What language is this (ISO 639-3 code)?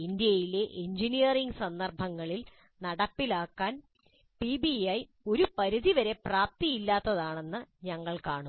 mal